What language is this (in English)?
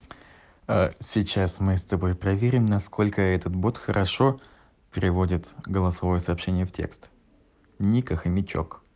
Russian